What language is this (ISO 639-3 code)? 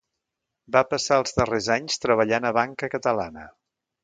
cat